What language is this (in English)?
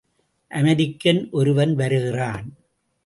Tamil